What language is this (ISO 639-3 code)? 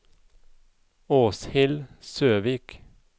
nor